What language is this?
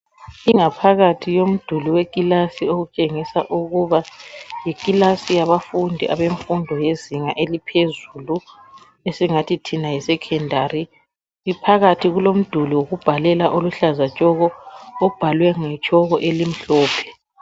North Ndebele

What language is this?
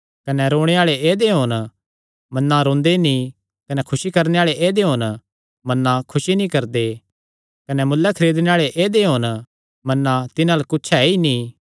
Kangri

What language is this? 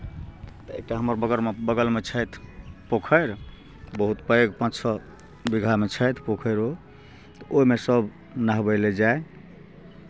Maithili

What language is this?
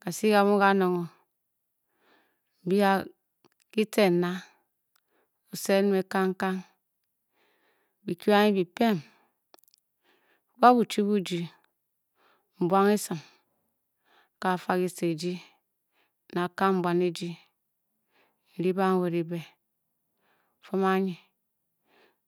Bokyi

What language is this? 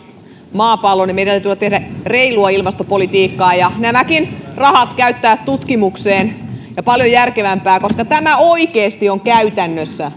Finnish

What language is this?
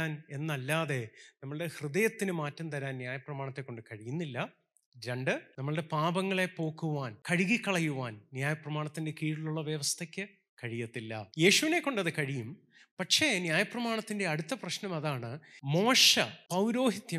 Malayalam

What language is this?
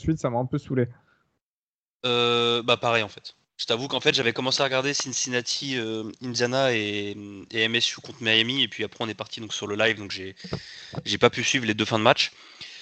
French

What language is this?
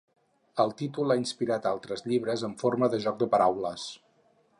Catalan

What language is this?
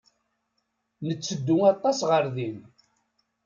Kabyle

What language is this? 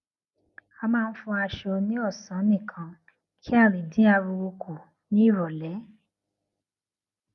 Yoruba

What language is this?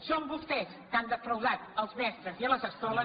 Catalan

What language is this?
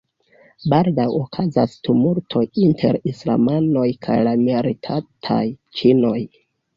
Esperanto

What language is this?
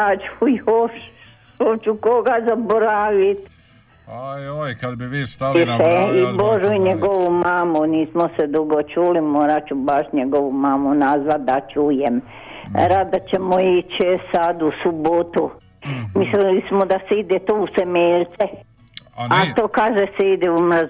Croatian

